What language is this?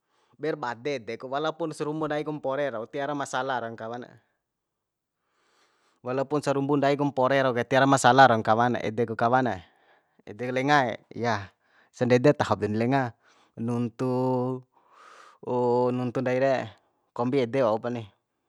Bima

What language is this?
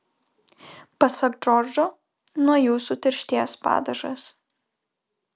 Lithuanian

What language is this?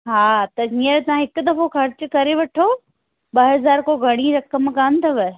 Sindhi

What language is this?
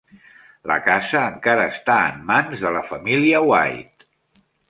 Catalan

